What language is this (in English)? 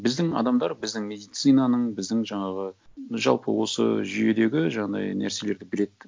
Kazakh